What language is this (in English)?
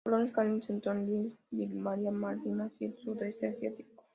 Spanish